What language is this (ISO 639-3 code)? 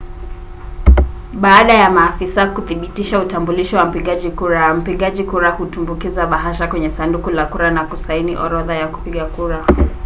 swa